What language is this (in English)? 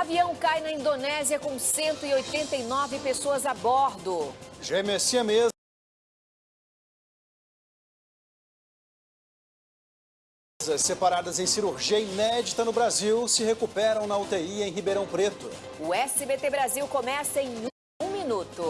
Portuguese